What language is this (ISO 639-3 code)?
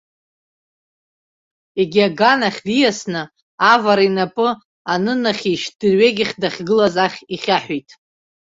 abk